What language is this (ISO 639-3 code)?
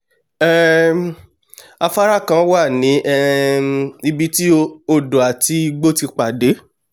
yor